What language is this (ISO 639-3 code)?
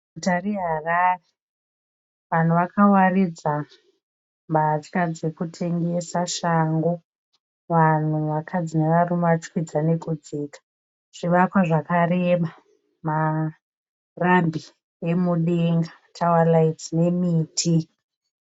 sna